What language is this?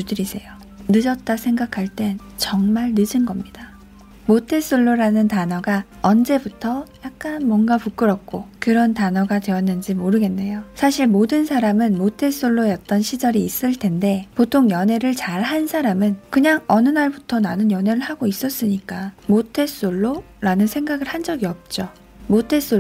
Korean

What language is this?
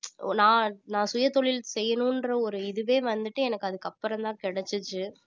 Tamil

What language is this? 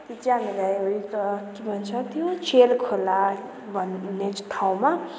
Nepali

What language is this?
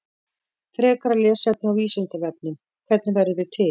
Icelandic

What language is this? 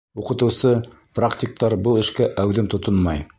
Bashkir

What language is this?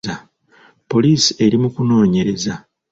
Ganda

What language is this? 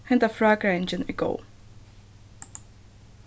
Faroese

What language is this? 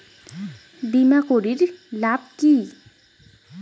Bangla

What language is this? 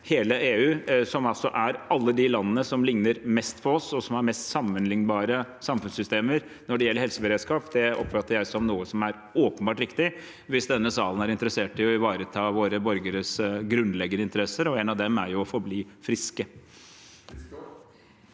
Norwegian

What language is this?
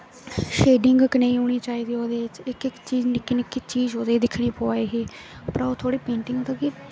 Dogri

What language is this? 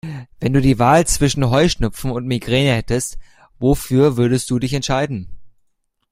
German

